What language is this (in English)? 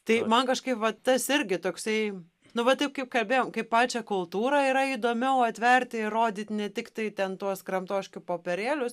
Lithuanian